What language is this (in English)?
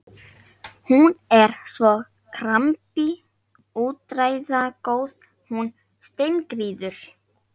Icelandic